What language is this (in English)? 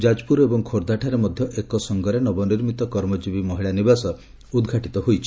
Odia